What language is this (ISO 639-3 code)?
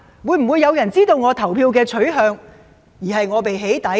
yue